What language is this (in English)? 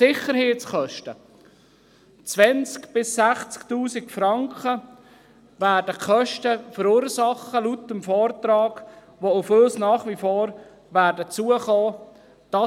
Swiss German